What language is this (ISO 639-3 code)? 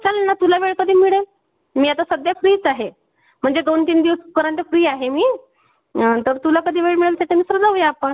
mar